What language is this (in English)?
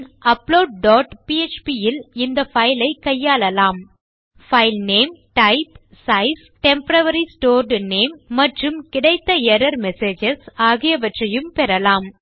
Tamil